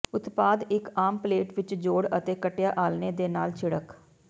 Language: Punjabi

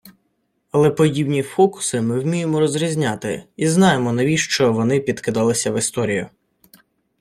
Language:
Ukrainian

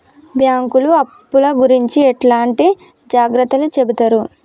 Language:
Telugu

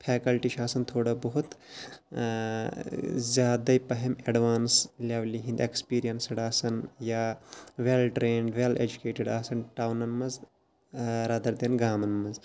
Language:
Kashmiri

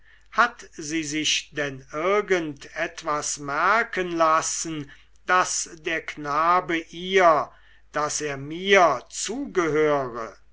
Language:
German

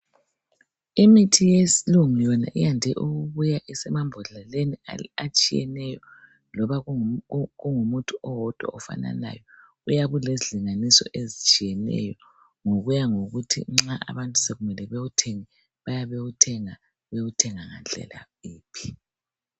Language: North Ndebele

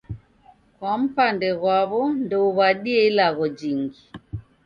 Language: Taita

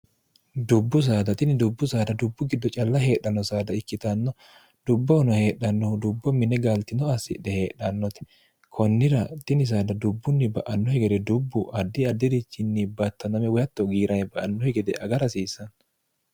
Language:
Sidamo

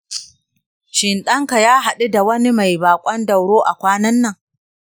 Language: Hausa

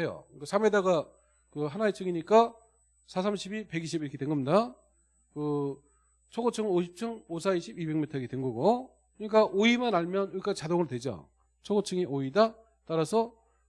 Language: Korean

